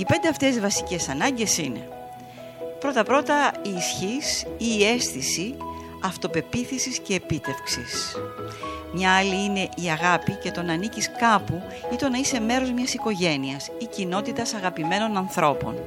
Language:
Greek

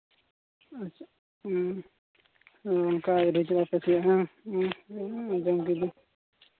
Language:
Santali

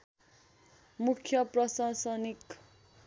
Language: Nepali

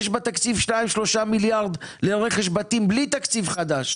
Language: Hebrew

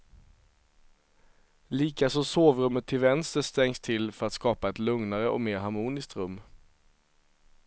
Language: Swedish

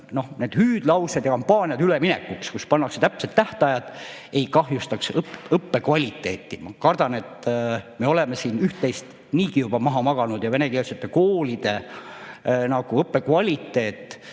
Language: Estonian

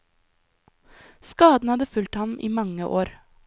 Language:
Norwegian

